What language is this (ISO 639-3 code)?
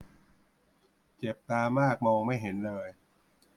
tha